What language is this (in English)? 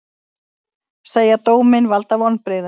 Icelandic